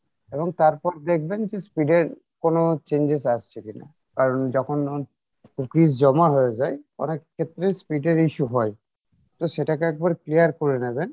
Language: Bangla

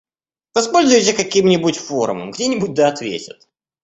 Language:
Russian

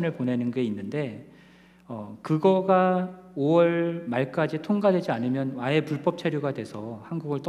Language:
Korean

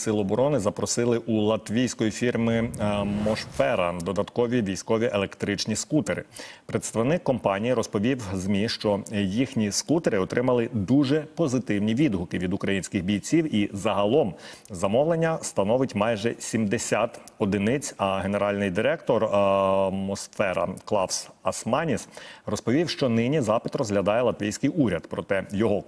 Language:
Ukrainian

